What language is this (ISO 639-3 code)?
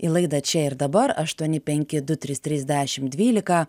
lit